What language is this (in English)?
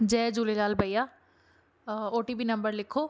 Sindhi